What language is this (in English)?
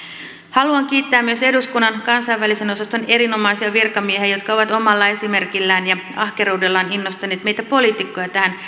Finnish